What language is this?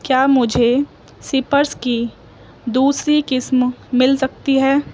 Urdu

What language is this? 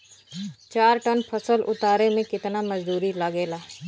Bhojpuri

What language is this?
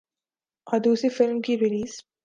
Urdu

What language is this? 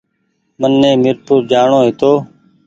Goaria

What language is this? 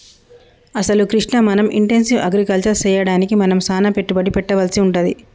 Telugu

